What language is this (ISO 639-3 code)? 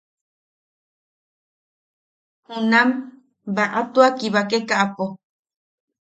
yaq